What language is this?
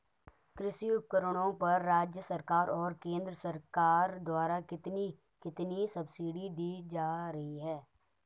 Hindi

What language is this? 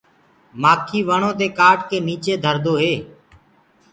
Gurgula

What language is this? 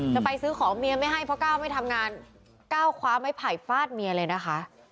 Thai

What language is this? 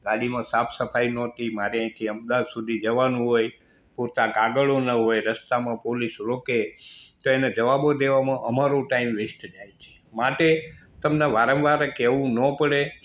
Gujarati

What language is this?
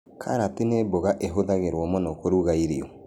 Kikuyu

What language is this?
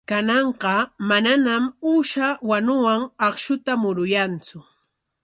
Corongo Ancash Quechua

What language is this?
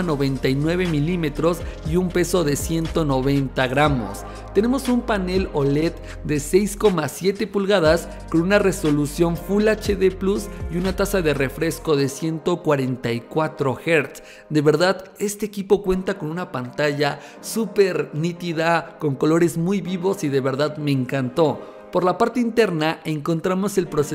Spanish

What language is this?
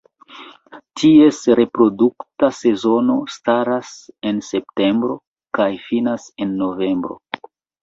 Esperanto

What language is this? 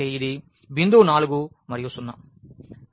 Telugu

